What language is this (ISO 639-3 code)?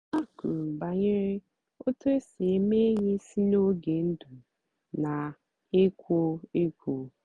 ibo